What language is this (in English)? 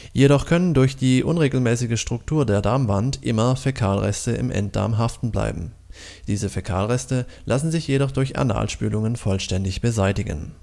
German